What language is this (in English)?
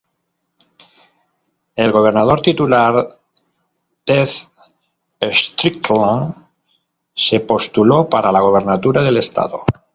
Spanish